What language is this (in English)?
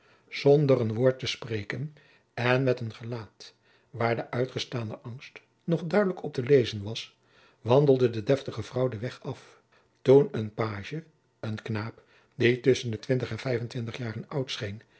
Dutch